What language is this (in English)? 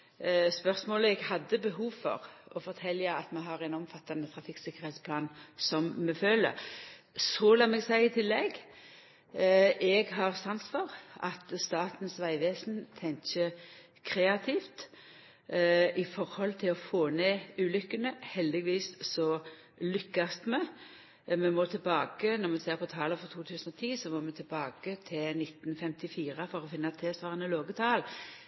Norwegian Nynorsk